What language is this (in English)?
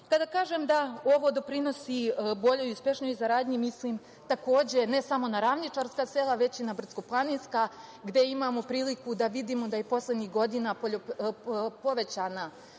Serbian